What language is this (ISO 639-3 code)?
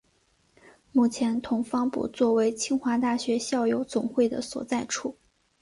zho